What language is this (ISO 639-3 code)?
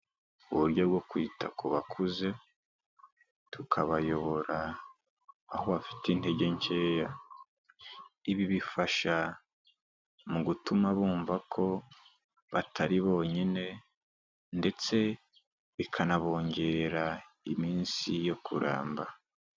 kin